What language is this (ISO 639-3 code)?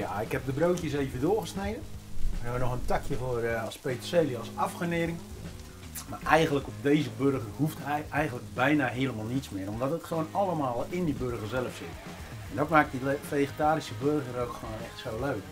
nld